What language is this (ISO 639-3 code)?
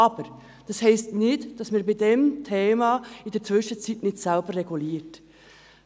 gsw